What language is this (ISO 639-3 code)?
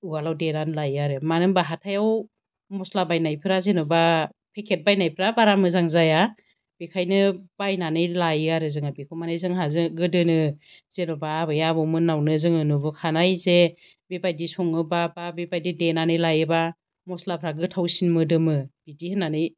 brx